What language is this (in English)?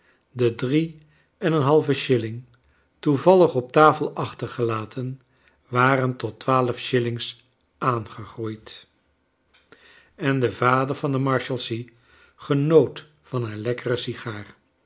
Dutch